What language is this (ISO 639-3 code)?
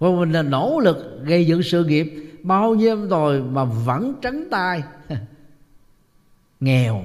vie